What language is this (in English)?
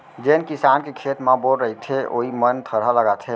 Chhattisgarhi